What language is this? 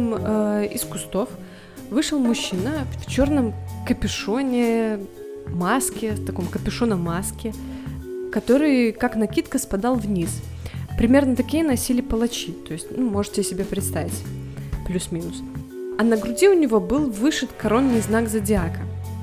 Russian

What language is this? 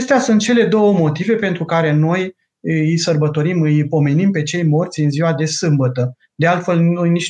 Romanian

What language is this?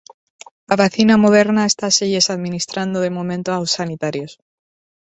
Galician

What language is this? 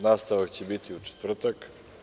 Serbian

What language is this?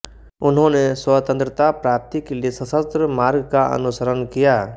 Hindi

